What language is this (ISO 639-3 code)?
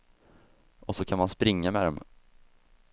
swe